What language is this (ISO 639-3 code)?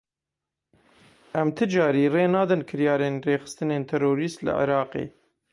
kur